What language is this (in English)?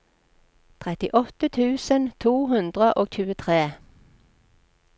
Norwegian